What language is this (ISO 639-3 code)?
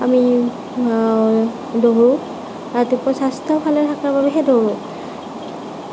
asm